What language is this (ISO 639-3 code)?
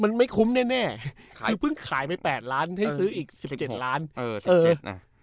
tha